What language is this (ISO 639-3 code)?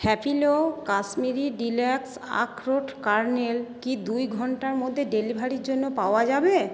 ben